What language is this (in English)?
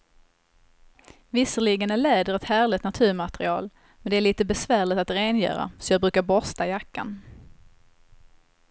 Swedish